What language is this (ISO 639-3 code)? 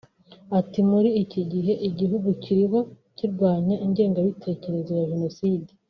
kin